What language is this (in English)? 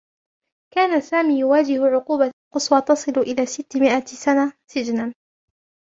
Arabic